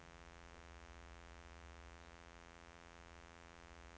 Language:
Norwegian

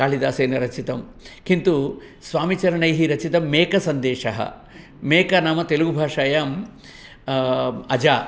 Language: Sanskrit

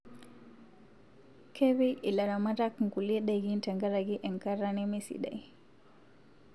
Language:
Masai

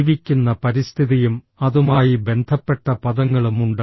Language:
Malayalam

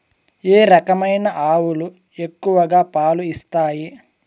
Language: Telugu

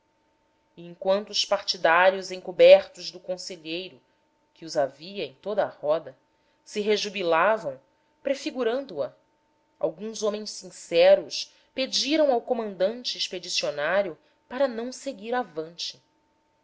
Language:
Portuguese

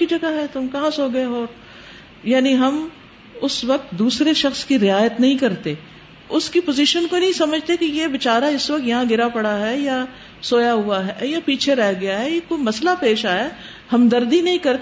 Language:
Urdu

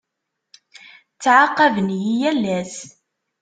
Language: Kabyle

